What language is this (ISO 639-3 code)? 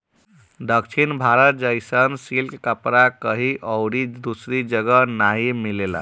bho